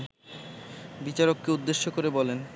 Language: Bangla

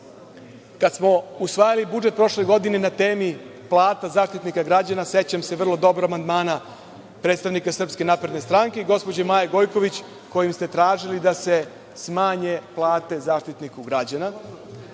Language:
Serbian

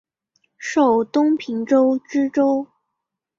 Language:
Chinese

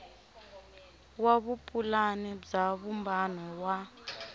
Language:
Tsonga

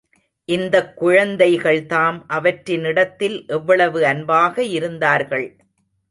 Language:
Tamil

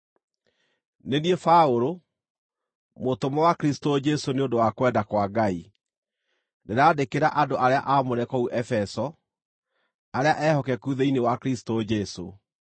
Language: Kikuyu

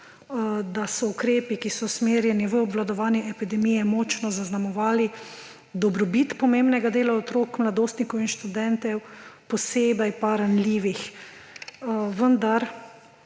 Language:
Slovenian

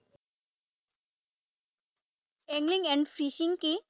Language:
Assamese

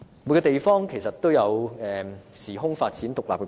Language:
Cantonese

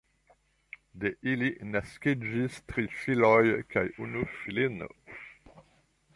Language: Esperanto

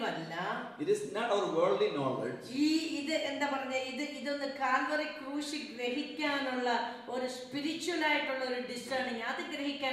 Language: English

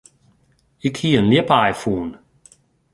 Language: Western Frisian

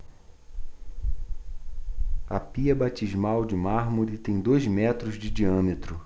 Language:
Portuguese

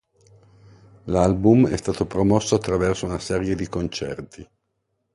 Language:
Italian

